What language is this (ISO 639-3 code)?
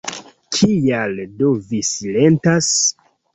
epo